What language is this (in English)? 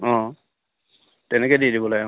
Assamese